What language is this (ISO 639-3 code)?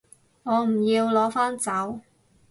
yue